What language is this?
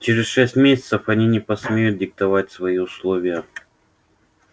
Russian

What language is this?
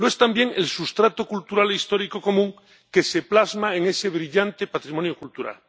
Spanish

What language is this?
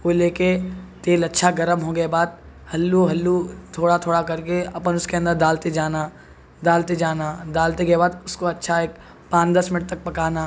Urdu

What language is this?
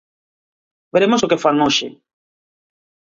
Galician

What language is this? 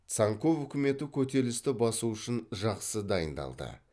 Kazakh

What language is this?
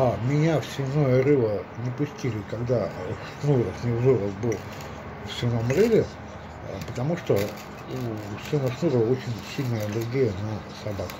Russian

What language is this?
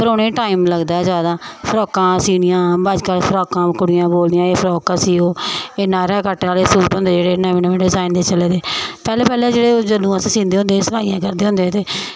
Dogri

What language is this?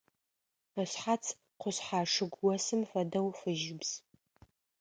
Adyghe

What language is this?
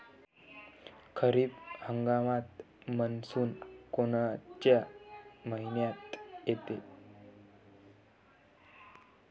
Marathi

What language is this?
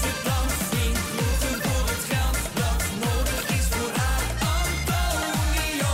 Dutch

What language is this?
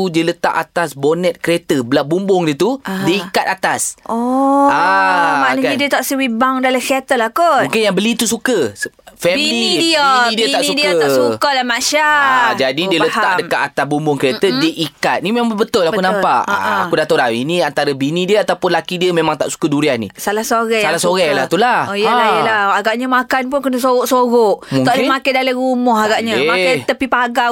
Malay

